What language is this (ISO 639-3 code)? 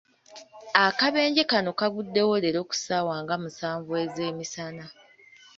lug